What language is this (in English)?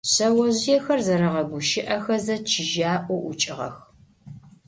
Adyghe